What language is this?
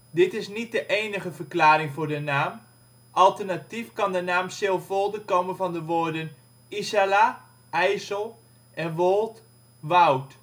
Dutch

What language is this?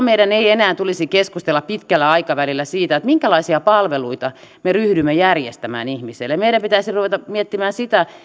Finnish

